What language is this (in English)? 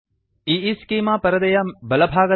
Kannada